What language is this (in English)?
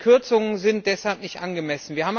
German